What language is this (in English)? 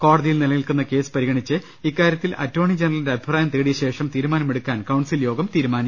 Malayalam